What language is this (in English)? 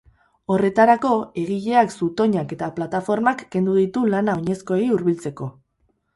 Basque